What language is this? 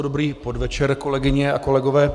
Czech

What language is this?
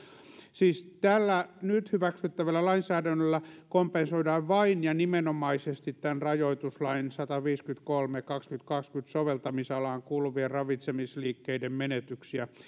Finnish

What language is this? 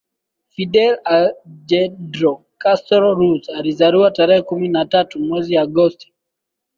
Swahili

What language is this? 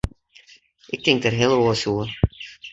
Western Frisian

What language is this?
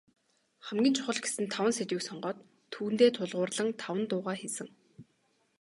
Mongolian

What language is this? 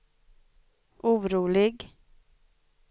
Swedish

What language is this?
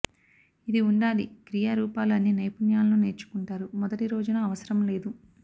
Telugu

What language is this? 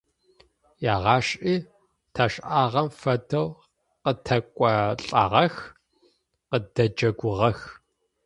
Adyghe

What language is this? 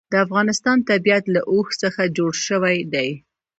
Pashto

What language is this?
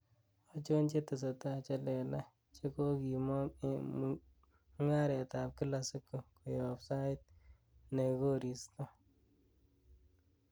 Kalenjin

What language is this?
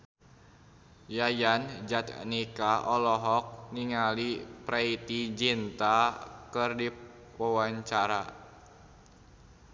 Sundanese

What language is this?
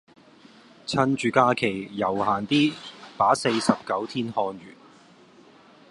Cantonese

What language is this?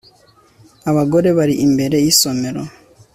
Kinyarwanda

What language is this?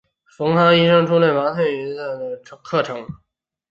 Chinese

